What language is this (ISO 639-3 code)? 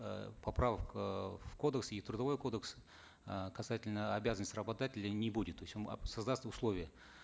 kaz